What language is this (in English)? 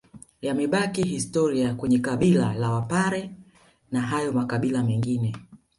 Swahili